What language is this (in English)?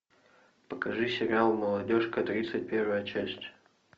Russian